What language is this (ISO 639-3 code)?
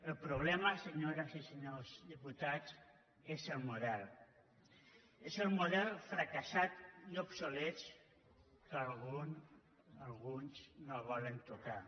cat